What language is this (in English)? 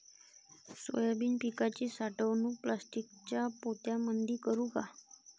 Marathi